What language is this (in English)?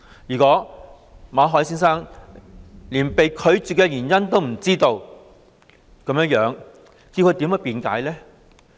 Cantonese